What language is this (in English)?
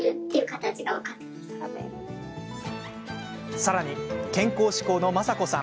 Japanese